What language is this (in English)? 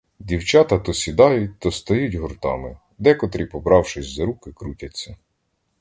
Ukrainian